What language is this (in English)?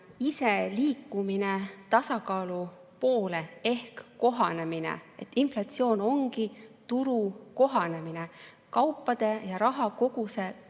Estonian